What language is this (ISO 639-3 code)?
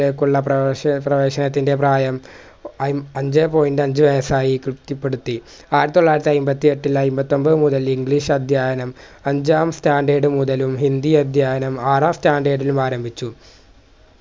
mal